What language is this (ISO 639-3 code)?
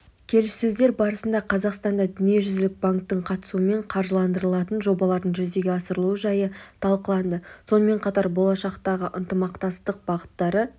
kaz